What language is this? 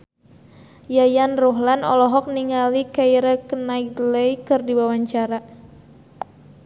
Sundanese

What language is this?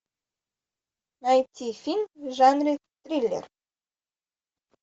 Russian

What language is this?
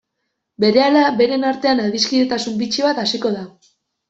Basque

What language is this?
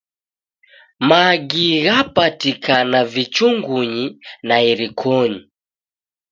Taita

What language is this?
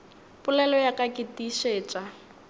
Northern Sotho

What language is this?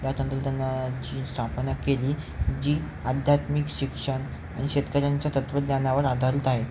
Marathi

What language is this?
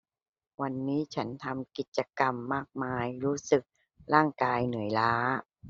Thai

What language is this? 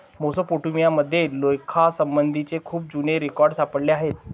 Marathi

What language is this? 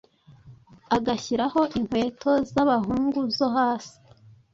Kinyarwanda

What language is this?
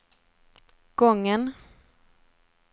Swedish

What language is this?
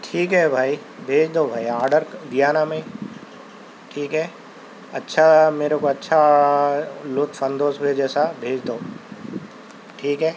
Urdu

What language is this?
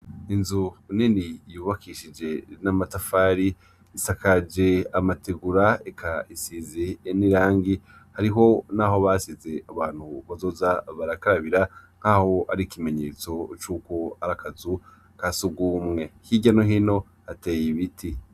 Rundi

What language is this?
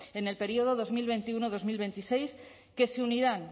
Spanish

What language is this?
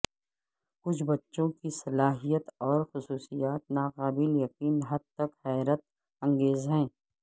Urdu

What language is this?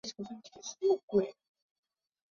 Chinese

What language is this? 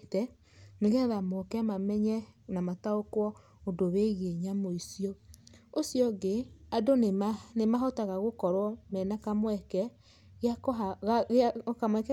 Kikuyu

